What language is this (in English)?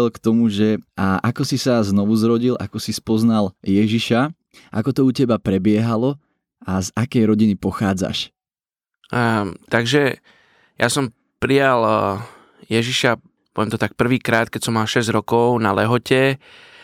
Slovak